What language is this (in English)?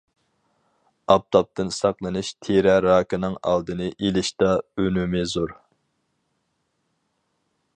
Uyghur